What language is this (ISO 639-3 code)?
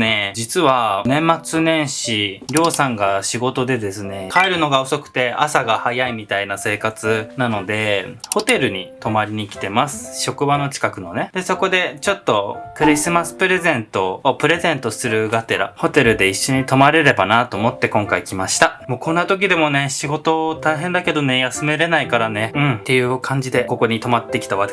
jpn